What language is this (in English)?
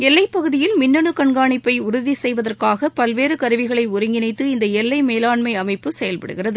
Tamil